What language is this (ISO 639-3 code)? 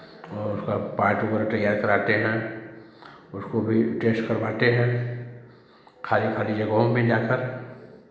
hin